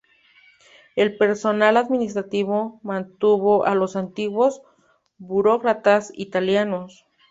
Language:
Spanish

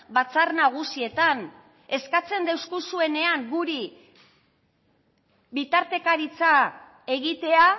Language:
Basque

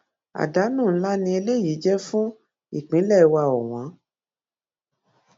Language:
Yoruba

